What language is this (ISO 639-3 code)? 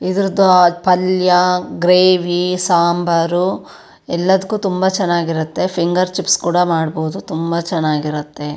kan